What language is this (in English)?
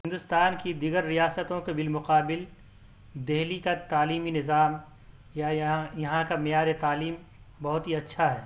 Urdu